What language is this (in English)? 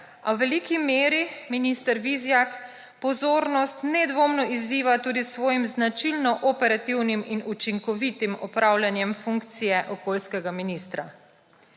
Slovenian